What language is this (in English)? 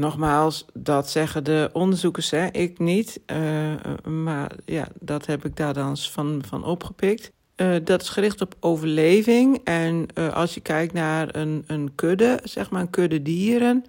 Dutch